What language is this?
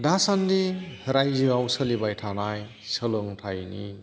Bodo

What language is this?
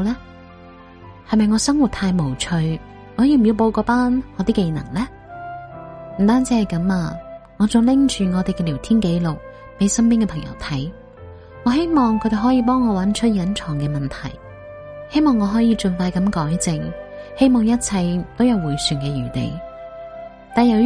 Chinese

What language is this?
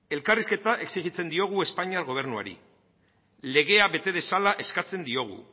Basque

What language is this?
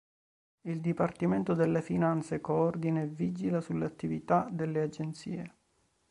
Italian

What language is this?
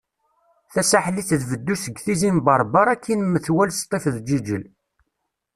Kabyle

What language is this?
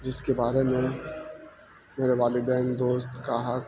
Urdu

